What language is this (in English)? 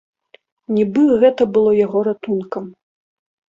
Belarusian